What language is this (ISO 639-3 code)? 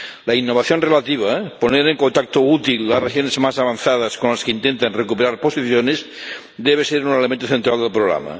spa